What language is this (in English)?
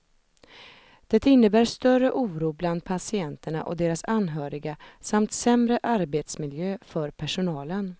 Swedish